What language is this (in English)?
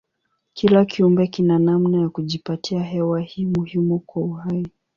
Swahili